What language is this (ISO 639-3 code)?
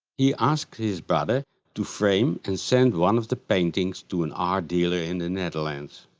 eng